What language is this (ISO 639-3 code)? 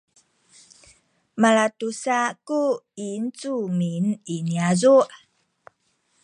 szy